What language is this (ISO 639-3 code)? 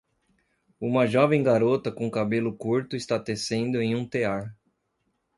por